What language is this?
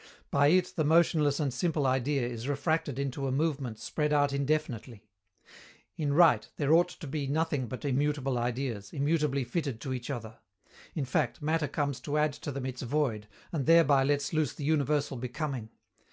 English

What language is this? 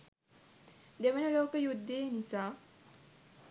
Sinhala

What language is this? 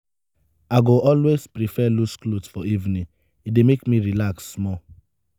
Nigerian Pidgin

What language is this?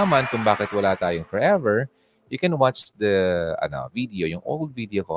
Filipino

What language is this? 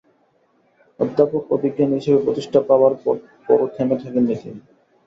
Bangla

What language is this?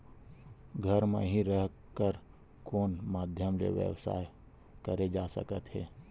Chhattisgarhi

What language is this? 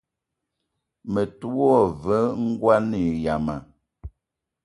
Eton (Cameroon)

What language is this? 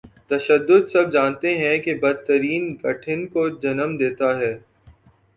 Urdu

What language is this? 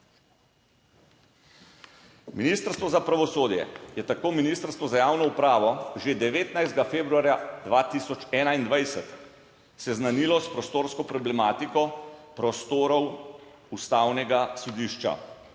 Slovenian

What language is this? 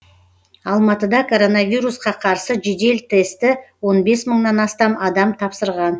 Kazakh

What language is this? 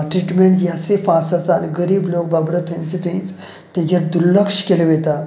Konkani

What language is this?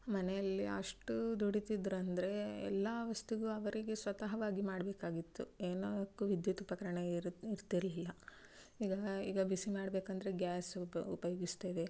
Kannada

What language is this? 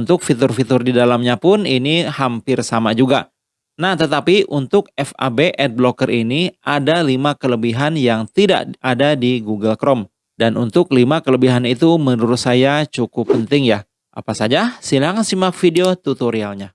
Indonesian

